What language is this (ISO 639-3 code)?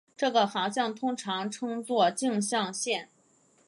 zho